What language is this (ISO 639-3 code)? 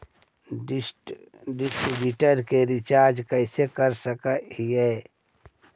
mag